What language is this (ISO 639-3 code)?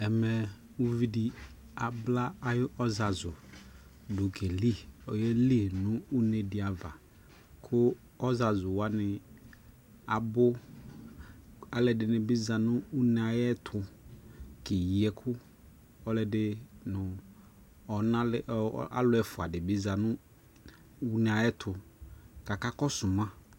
kpo